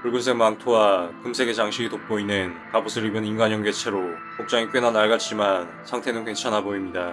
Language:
Korean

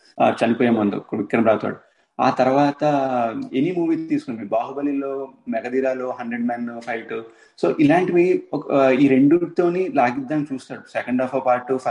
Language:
Telugu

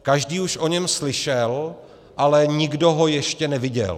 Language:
Czech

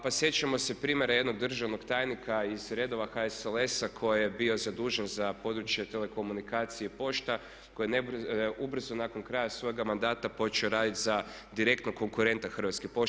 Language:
Croatian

